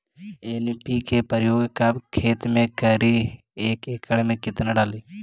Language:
Magahi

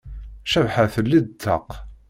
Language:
Kabyle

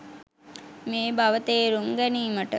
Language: Sinhala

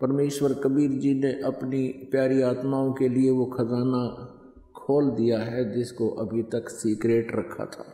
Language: Hindi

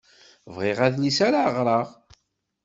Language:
Kabyle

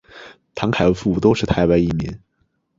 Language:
Chinese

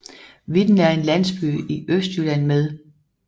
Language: Danish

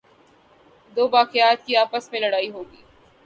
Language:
Urdu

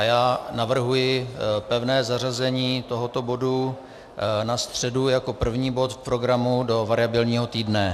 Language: Czech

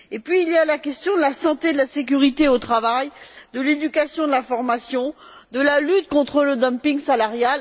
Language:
French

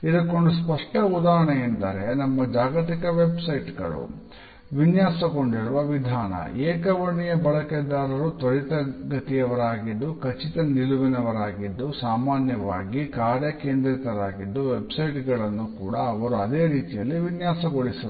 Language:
Kannada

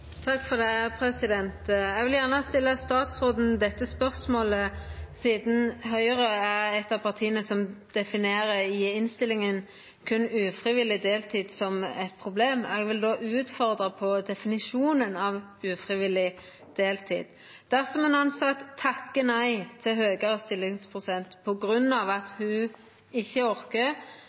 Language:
Norwegian Nynorsk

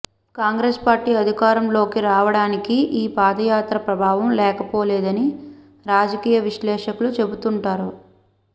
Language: Telugu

